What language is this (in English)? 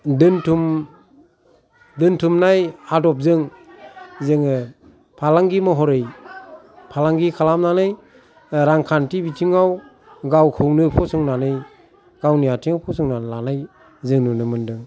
Bodo